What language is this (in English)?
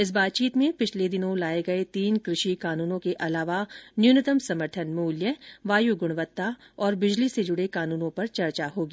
Hindi